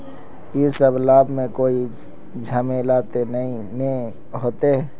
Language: Magahi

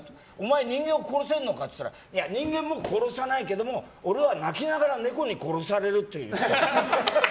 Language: Japanese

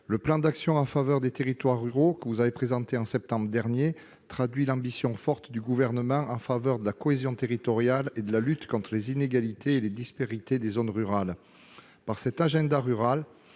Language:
French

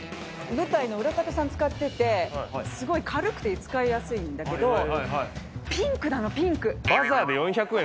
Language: Japanese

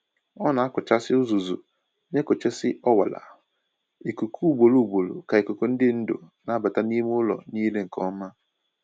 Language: Igbo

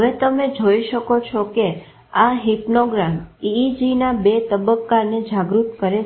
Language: Gujarati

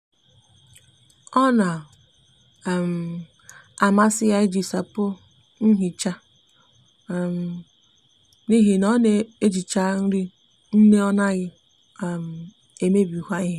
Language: Igbo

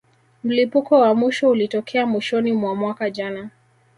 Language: Swahili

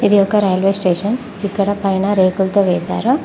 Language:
Telugu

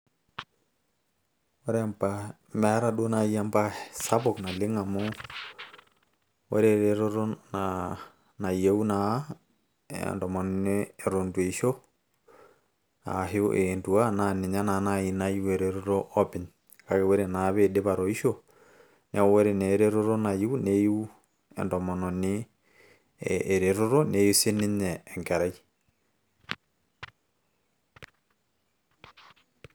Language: Masai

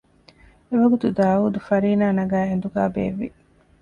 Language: Divehi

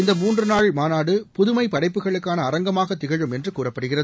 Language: Tamil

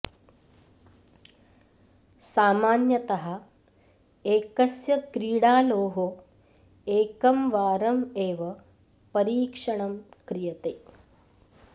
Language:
Sanskrit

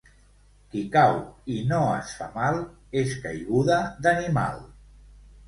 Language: Catalan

